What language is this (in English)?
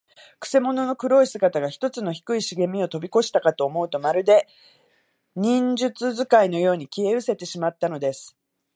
Japanese